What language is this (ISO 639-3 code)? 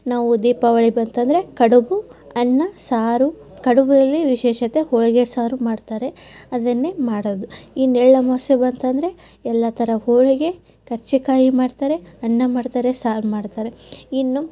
kan